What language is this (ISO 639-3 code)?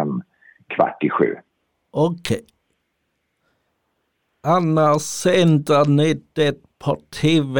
swe